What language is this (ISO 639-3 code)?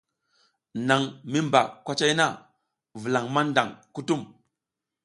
giz